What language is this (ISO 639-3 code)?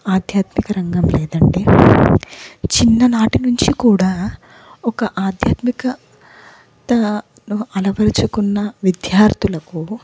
tel